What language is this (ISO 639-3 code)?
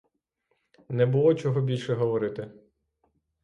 ukr